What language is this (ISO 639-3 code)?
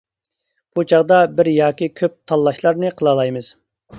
uig